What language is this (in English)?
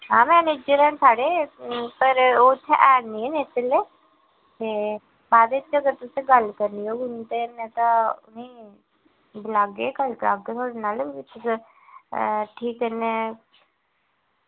Dogri